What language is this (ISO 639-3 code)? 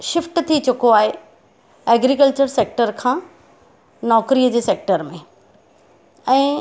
snd